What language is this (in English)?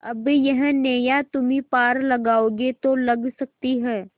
Hindi